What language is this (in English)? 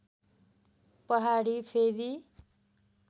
Nepali